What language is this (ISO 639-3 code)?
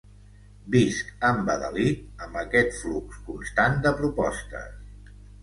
cat